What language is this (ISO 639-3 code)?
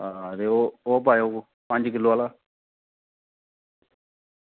doi